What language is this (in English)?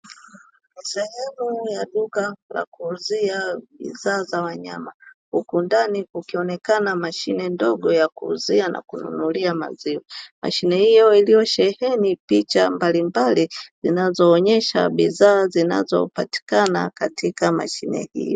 Swahili